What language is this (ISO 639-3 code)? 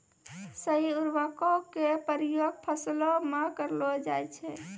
mai